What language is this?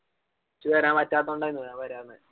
Malayalam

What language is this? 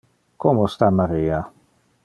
Interlingua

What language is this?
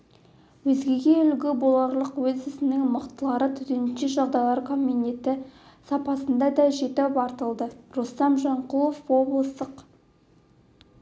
Kazakh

